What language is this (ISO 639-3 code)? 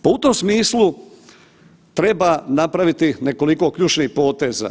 hrv